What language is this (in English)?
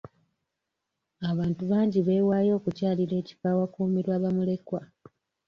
Ganda